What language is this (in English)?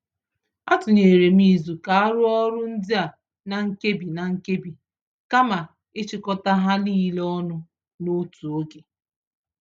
Igbo